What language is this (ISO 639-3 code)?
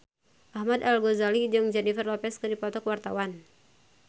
sun